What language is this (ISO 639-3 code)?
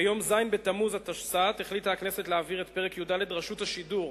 heb